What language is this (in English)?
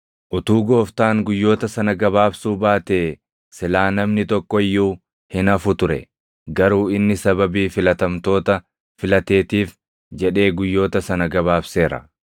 Oromo